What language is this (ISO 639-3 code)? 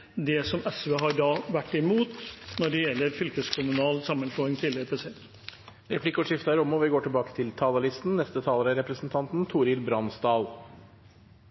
nor